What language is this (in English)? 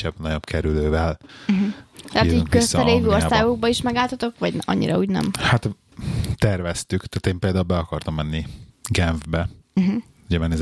Hungarian